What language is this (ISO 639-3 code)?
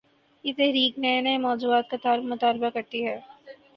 urd